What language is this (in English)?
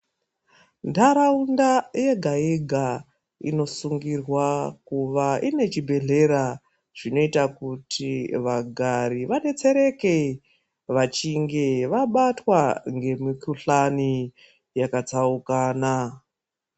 Ndau